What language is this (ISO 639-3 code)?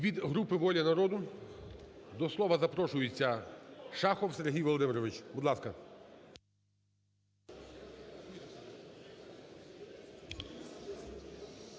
ukr